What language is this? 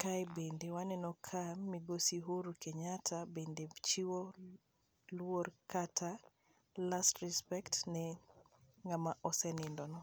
Luo (Kenya and Tanzania)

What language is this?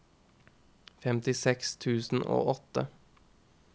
Norwegian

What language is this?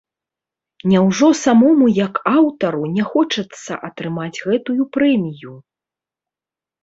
Belarusian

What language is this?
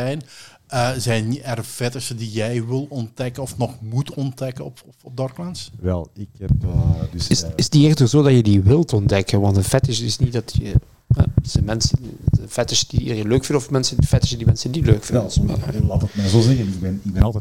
Dutch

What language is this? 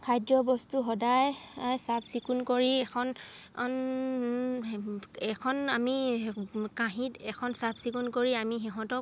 Assamese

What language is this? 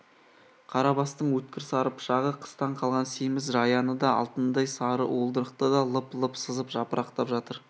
Kazakh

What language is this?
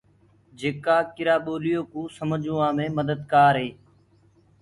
Gurgula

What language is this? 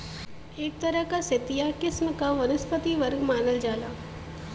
Bhojpuri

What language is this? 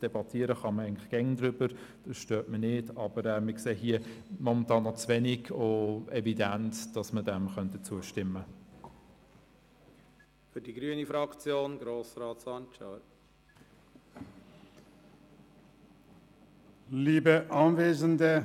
Swiss German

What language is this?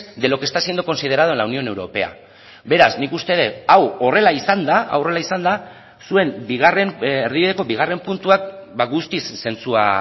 Basque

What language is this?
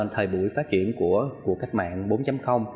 Vietnamese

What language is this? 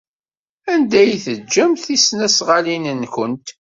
Kabyle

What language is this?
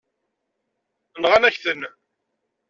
Kabyle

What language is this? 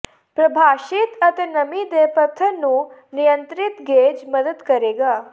Punjabi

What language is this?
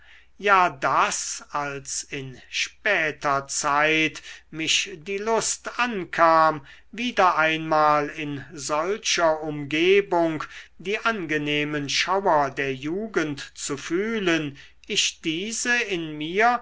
German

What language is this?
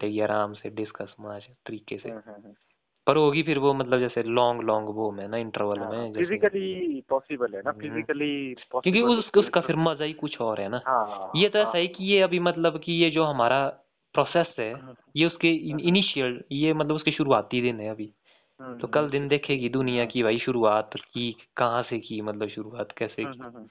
Hindi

